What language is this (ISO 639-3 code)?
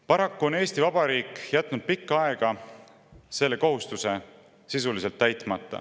est